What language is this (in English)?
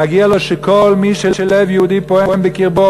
Hebrew